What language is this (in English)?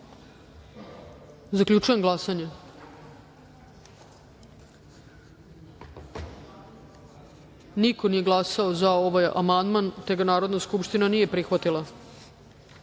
Serbian